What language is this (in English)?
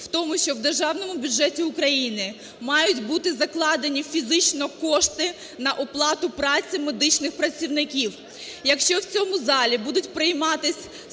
Ukrainian